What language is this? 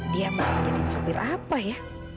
Indonesian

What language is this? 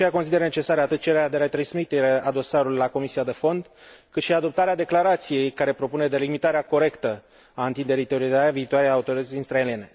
Romanian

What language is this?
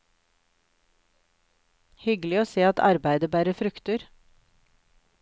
Norwegian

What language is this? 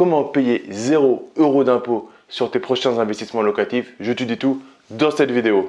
French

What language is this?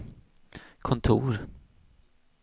Swedish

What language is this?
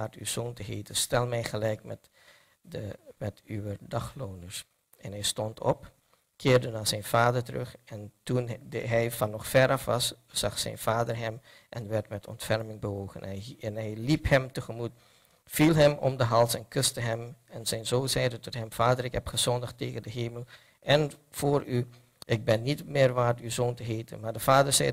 Dutch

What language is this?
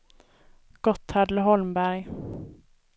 Swedish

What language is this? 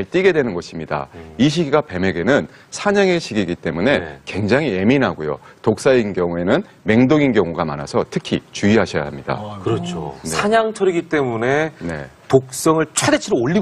Korean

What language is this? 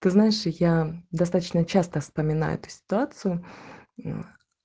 Russian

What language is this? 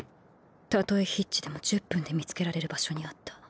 Japanese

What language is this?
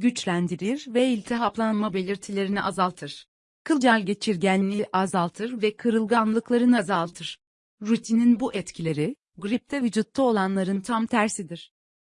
Turkish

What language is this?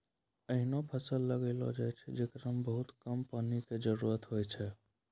Maithili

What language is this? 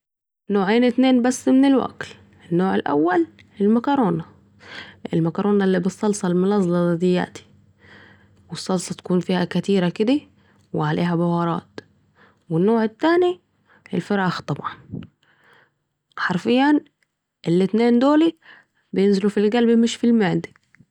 Saidi Arabic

